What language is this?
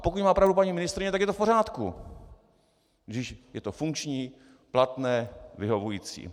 Czech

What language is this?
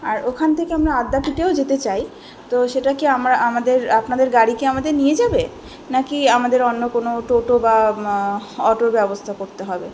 Bangla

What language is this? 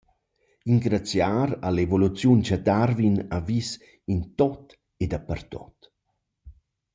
Romansh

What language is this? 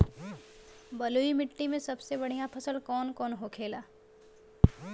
Bhojpuri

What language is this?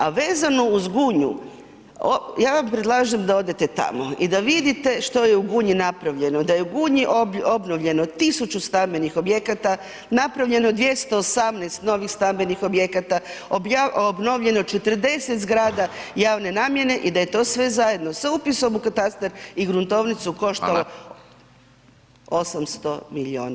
Croatian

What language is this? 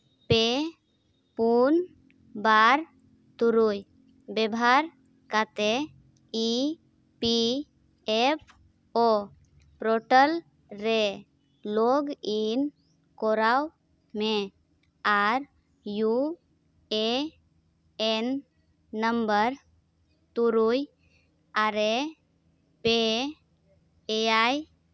Santali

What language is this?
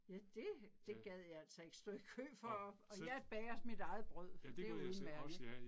Danish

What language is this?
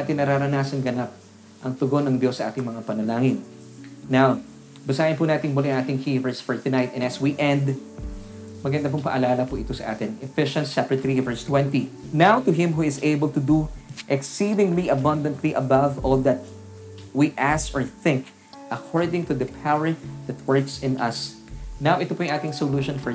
Filipino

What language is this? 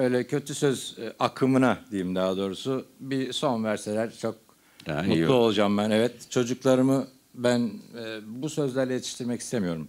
Turkish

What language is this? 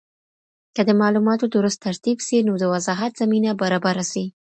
Pashto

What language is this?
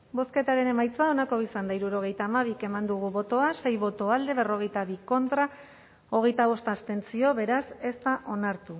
Basque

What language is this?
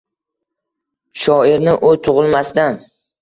Uzbek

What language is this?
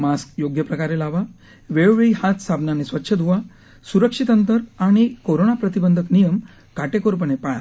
Marathi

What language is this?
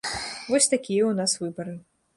Belarusian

